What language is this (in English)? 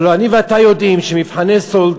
Hebrew